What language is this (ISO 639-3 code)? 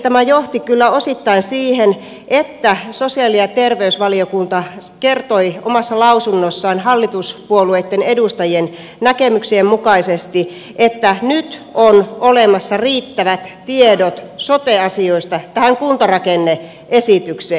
fin